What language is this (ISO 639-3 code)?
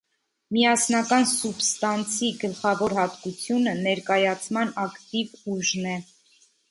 hye